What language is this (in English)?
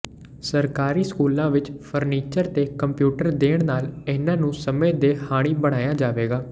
Punjabi